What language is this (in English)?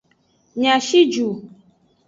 Aja (Benin)